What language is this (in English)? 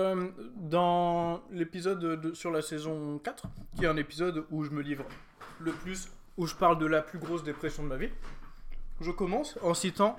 French